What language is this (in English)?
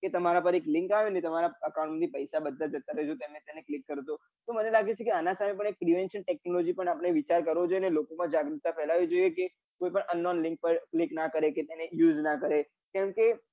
Gujarati